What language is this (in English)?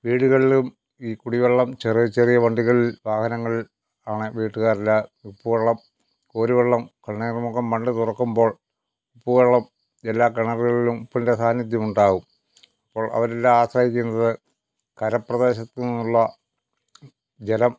Malayalam